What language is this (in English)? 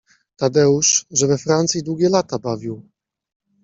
Polish